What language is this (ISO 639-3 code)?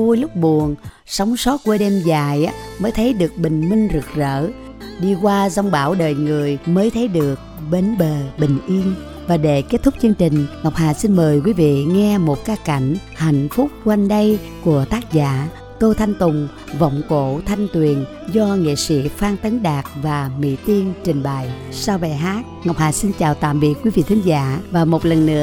vie